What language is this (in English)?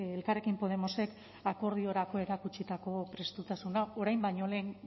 Basque